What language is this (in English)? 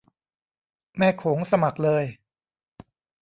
Thai